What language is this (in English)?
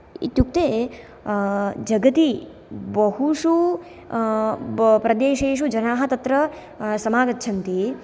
Sanskrit